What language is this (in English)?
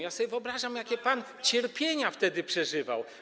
Polish